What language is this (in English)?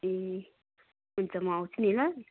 Nepali